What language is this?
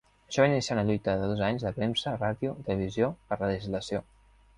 Catalan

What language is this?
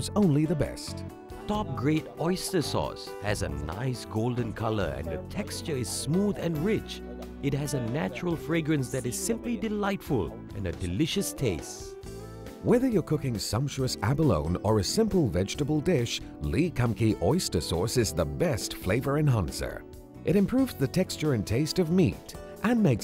English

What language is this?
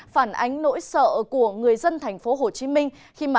Vietnamese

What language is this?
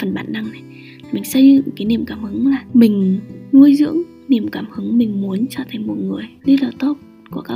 Vietnamese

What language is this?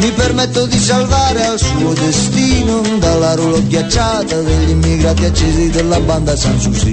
Greek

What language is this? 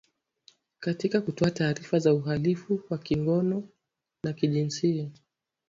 Swahili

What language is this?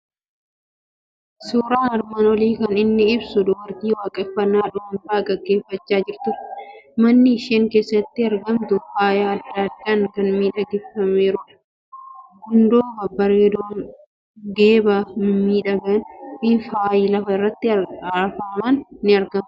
Oromo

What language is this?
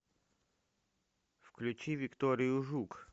Russian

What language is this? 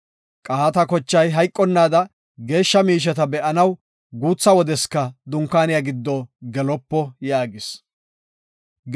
Gofa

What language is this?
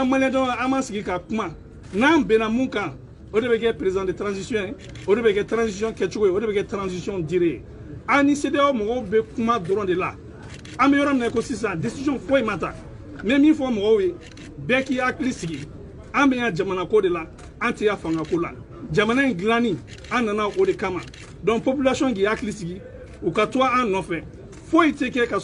French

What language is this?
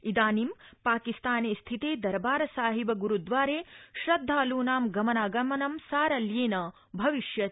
Sanskrit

